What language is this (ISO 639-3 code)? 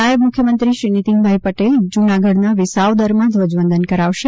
guj